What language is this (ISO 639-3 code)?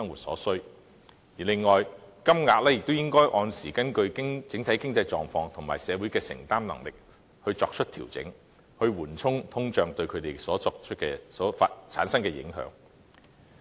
yue